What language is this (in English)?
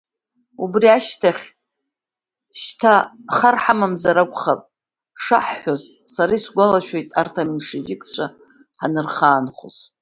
Abkhazian